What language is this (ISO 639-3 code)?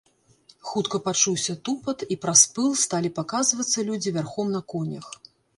bel